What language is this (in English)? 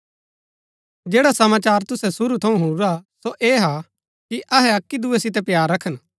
Gaddi